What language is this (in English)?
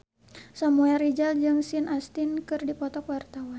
Sundanese